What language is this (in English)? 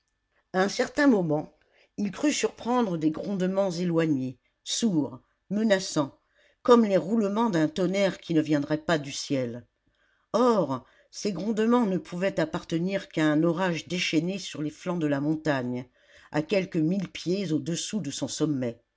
French